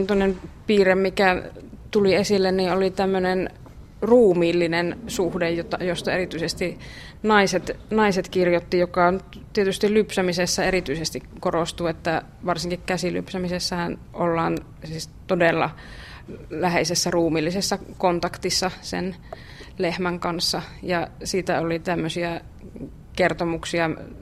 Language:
Finnish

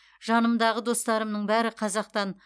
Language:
Kazakh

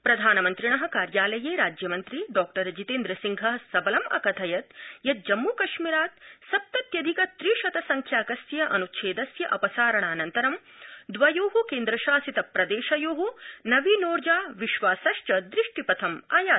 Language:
Sanskrit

